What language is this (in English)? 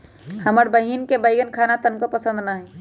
Magahi